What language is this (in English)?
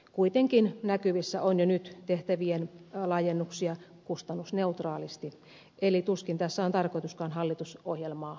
Finnish